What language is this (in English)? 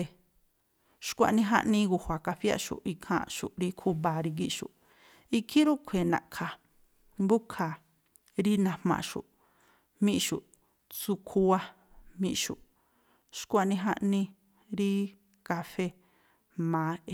Tlacoapa Me'phaa